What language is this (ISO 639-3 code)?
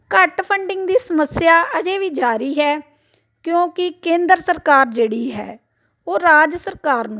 pan